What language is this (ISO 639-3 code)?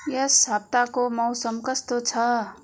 nep